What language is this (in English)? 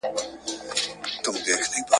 Pashto